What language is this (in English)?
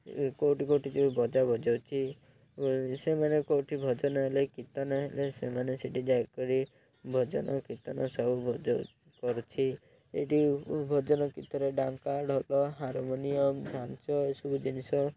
Odia